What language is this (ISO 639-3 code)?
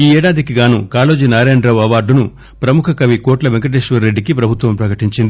tel